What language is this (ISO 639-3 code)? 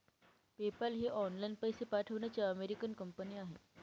mar